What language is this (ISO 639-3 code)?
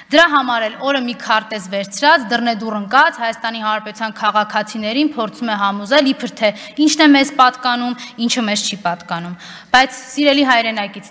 tur